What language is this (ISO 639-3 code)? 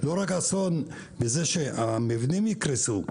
heb